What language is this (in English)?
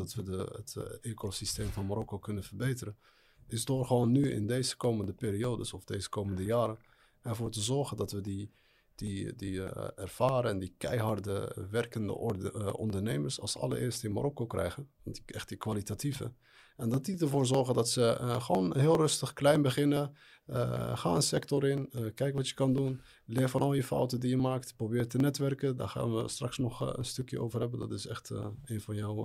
Dutch